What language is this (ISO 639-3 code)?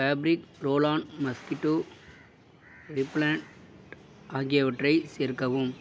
tam